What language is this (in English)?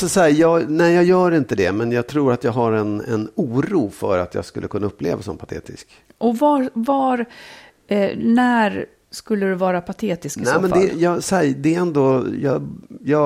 Swedish